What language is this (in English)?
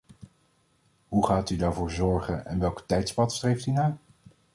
Dutch